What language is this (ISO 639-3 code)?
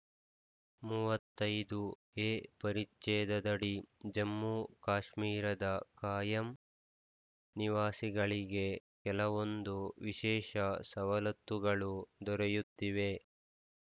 kan